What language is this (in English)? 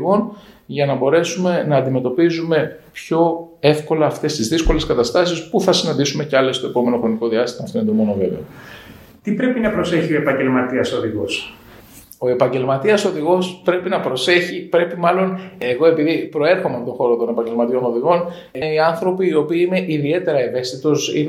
Greek